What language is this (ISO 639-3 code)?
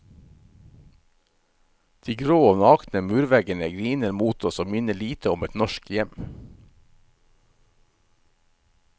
nor